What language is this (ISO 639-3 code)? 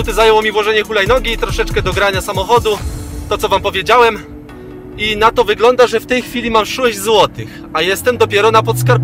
pol